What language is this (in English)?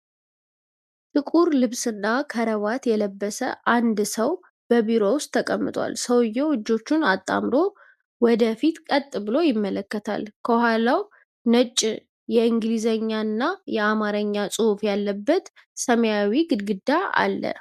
Amharic